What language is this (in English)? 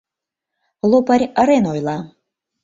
Mari